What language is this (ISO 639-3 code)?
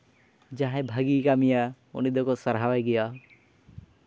sat